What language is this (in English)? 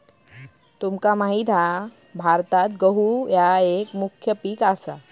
Marathi